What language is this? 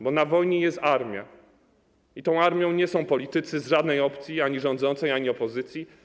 Polish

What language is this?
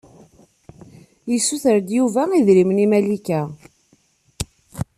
Kabyle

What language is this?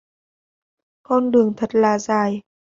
Vietnamese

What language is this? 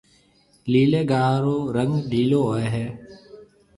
Marwari (Pakistan)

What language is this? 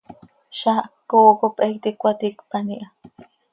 Seri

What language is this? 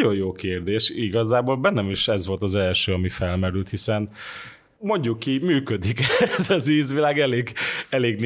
Hungarian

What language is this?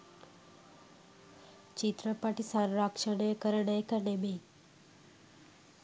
Sinhala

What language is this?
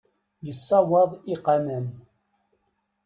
Kabyle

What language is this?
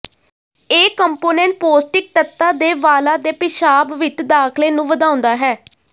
Punjabi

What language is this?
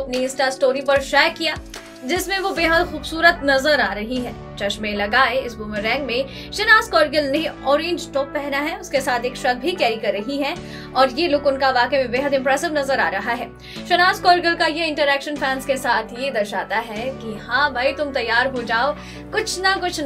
Hindi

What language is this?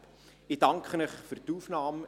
Swiss German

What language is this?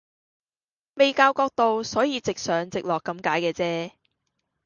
Cantonese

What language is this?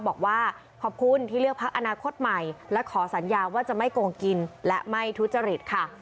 Thai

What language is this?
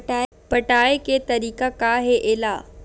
Chhattisgarhi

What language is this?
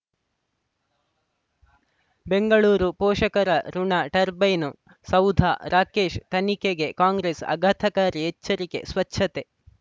Kannada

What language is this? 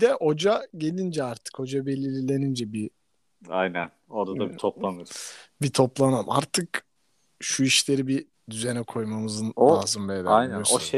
Turkish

